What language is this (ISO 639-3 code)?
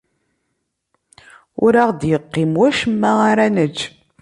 kab